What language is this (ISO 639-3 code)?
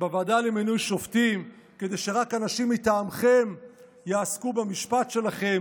heb